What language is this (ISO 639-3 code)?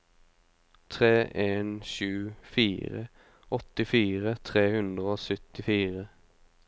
nor